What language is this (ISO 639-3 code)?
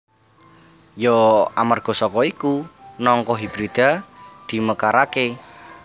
jav